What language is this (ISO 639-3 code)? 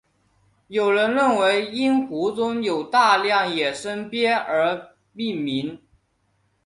zho